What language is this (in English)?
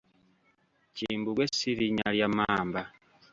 Ganda